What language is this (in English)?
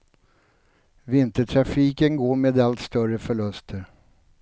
Swedish